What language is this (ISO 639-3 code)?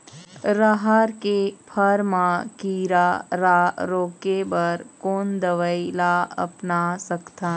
hne